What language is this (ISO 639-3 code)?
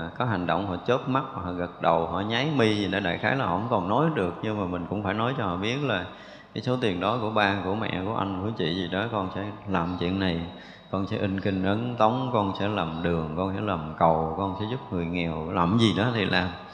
vie